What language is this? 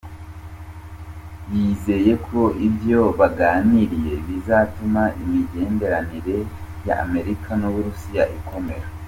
Kinyarwanda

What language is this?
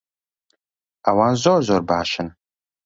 Central Kurdish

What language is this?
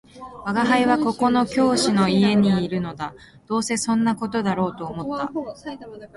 Japanese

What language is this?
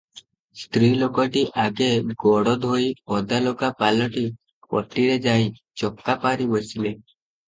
Odia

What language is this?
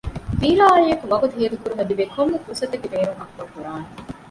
Divehi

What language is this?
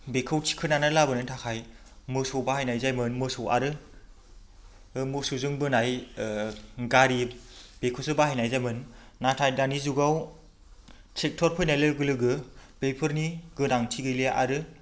Bodo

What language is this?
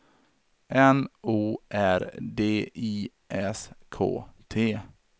Swedish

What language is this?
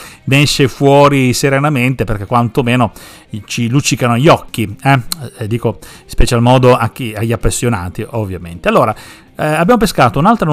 Italian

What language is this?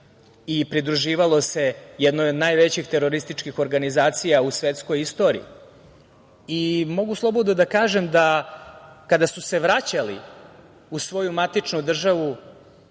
Serbian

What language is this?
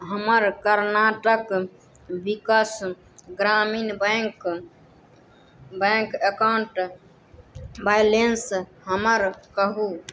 Maithili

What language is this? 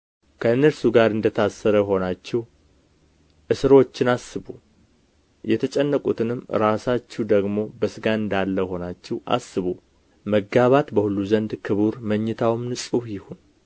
Amharic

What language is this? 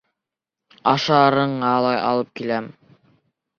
Bashkir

